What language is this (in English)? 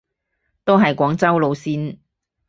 Cantonese